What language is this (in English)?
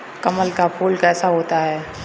Hindi